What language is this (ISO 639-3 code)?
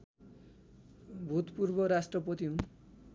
nep